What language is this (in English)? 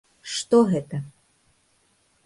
Belarusian